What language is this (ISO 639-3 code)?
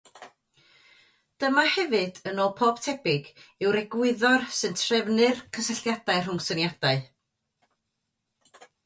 cym